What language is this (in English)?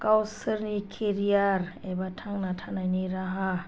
Bodo